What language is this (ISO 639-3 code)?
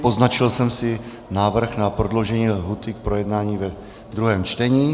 ces